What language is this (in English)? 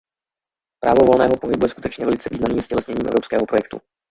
Czech